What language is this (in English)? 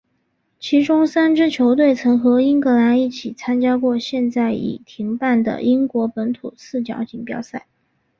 Chinese